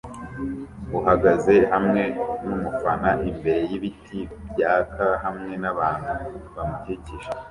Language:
Kinyarwanda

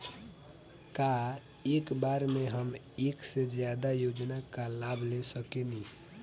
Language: Bhojpuri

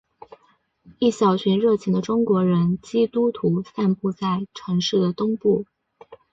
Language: Chinese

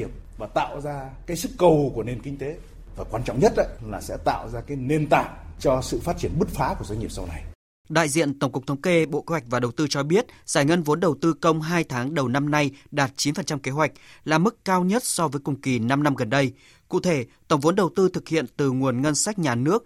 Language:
Vietnamese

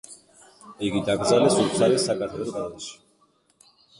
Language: Georgian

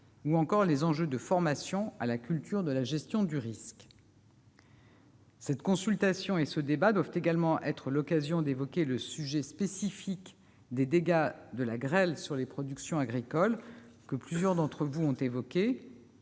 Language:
French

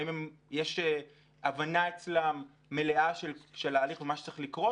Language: Hebrew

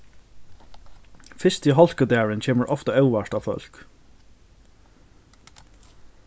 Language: Faroese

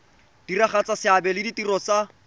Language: Tswana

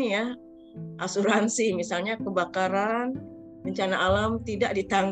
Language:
Indonesian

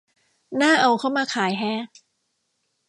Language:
Thai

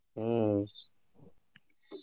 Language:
Kannada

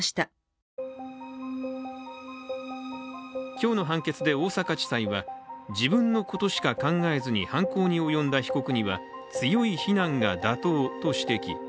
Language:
Japanese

